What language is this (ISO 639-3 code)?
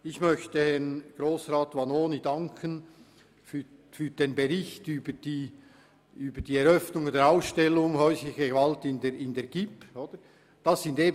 gsw